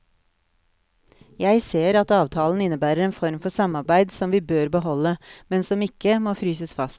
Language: Norwegian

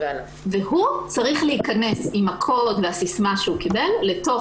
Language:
Hebrew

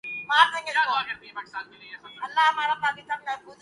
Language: Urdu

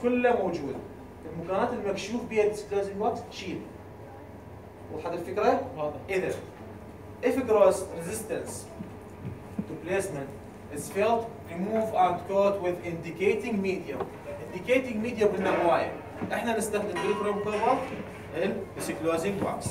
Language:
Arabic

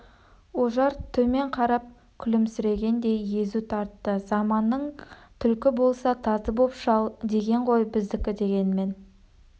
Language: Kazakh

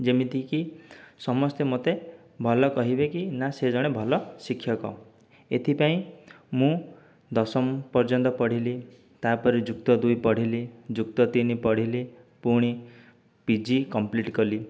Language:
Odia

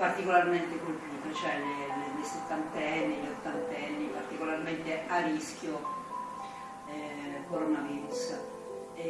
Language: Italian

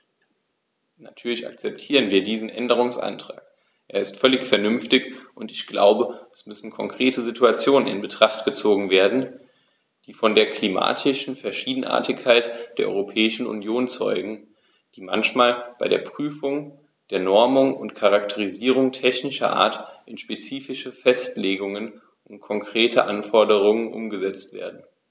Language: German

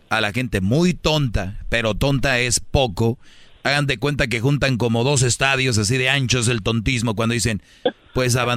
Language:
Spanish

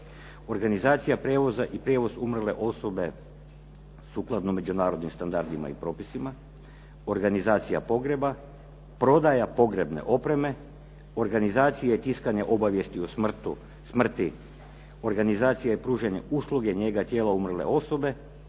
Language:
Croatian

